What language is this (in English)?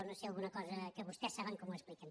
Catalan